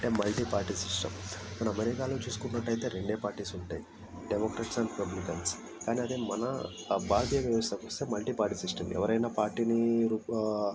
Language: Telugu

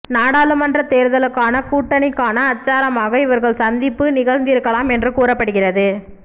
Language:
Tamil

